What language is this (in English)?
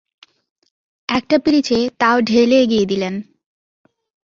Bangla